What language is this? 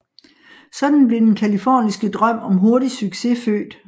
Danish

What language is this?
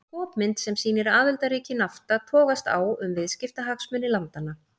Icelandic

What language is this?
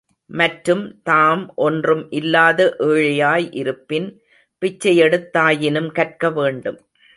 Tamil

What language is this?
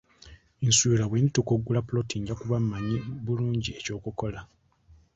Ganda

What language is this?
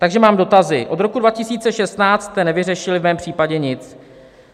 Czech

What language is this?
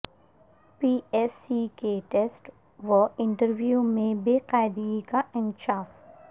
Urdu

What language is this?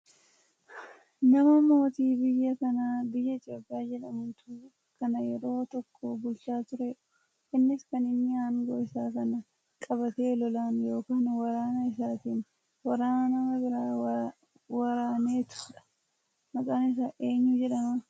Oromo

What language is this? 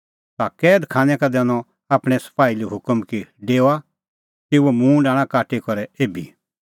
Kullu Pahari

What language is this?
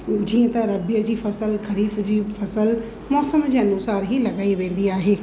Sindhi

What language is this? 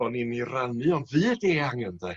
Welsh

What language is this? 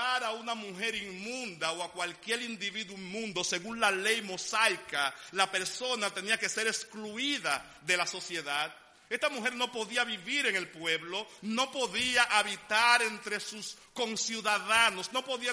Spanish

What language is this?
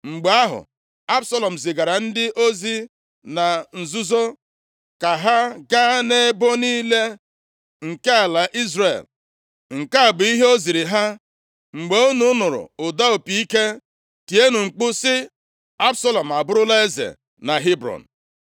Igbo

